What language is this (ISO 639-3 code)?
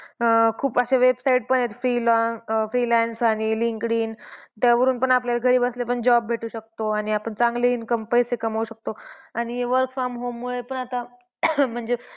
mar